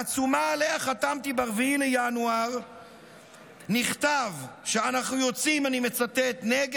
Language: Hebrew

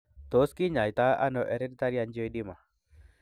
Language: Kalenjin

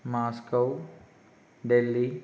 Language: Telugu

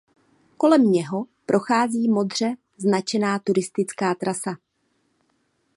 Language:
Czech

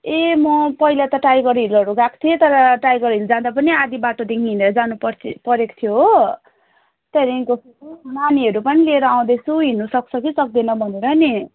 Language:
Nepali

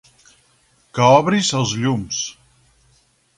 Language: Catalan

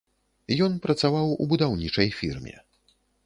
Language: Belarusian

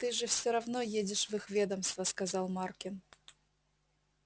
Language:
Russian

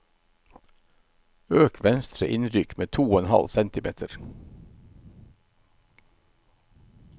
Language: Norwegian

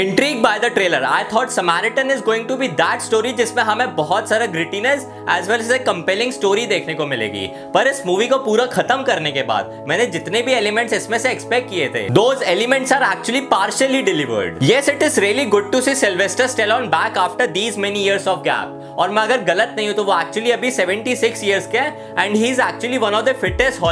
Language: Hindi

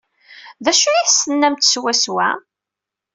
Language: Kabyle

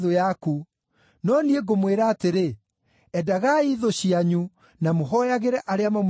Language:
Kikuyu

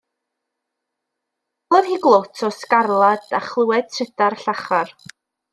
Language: Welsh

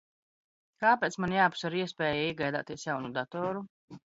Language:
Latvian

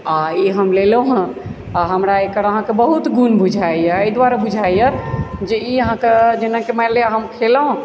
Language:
Maithili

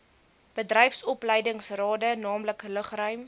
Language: Afrikaans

